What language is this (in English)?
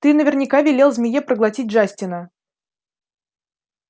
Russian